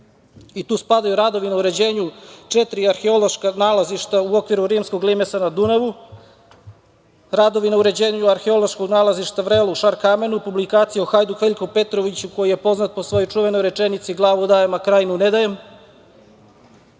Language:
Serbian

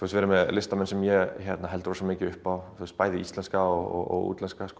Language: Icelandic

